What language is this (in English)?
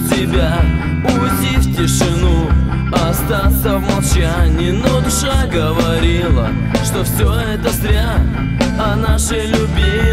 Russian